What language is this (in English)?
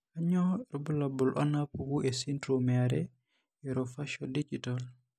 Masai